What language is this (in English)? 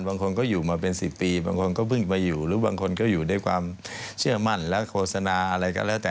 Thai